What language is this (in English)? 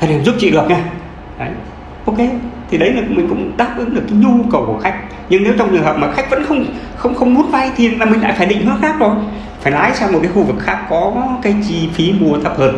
Vietnamese